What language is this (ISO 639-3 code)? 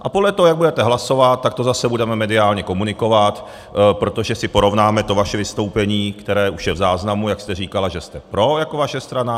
ces